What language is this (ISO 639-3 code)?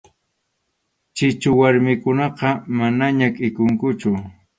qxu